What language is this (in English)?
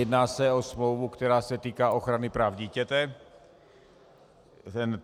Czech